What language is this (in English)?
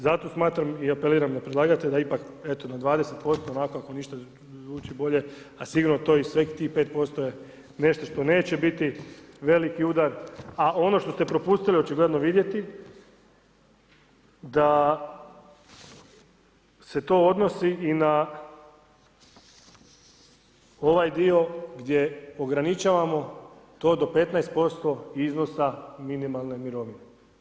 Croatian